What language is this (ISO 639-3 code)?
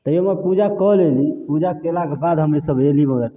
mai